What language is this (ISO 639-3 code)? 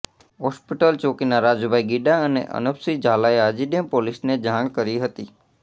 guj